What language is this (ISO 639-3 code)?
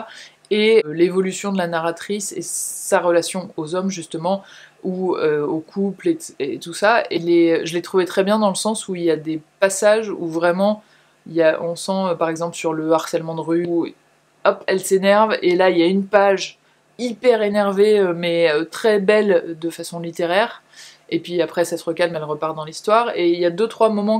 fra